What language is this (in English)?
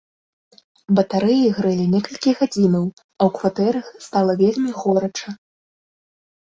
Belarusian